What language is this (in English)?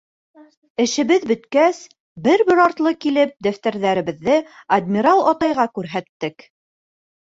Bashkir